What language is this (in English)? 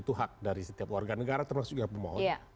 Indonesian